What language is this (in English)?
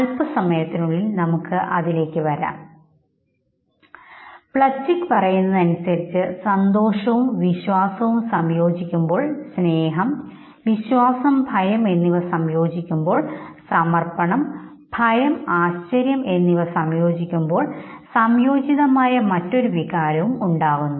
Malayalam